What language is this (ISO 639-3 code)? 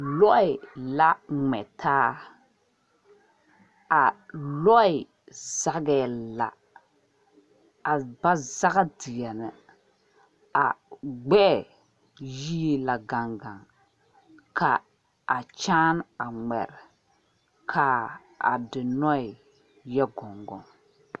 dga